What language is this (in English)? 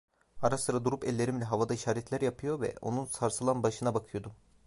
Turkish